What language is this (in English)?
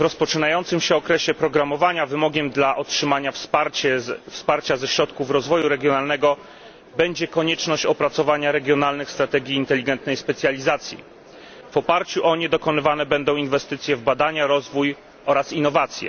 Polish